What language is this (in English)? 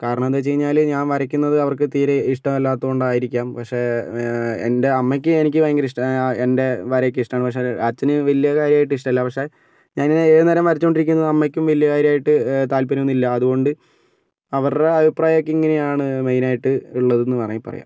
Malayalam